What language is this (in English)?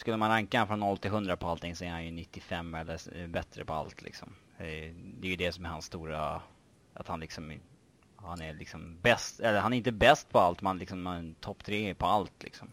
Swedish